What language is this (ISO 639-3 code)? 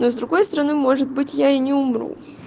rus